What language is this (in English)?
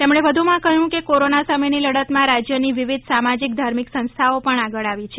Gujarati